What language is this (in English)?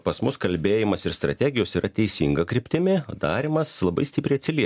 Lithuanian